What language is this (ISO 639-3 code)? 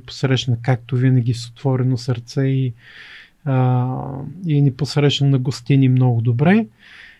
bul